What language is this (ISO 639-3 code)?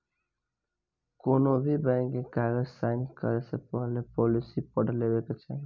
bho